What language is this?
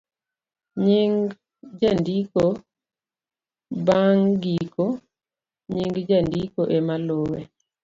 Luo (Kenya and Tanzania)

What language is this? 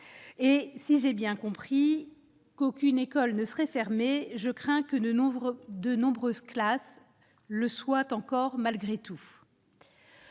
French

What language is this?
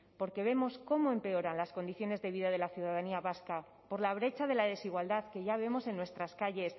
Spanish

